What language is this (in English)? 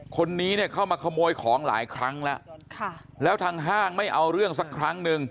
Thai